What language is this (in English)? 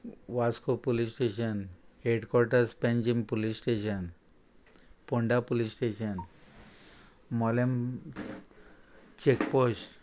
Konkani